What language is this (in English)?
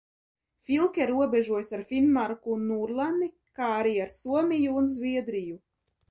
Latvian